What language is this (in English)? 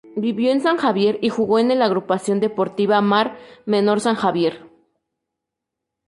Spanish